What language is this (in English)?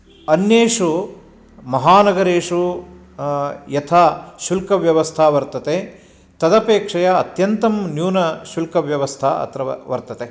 Sanskrit